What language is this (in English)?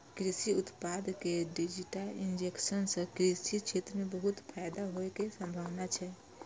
Maithili